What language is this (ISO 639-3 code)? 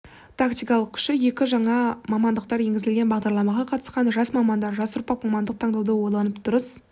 kaz